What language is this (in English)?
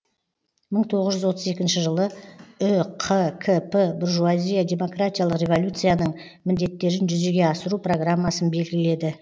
Kazakh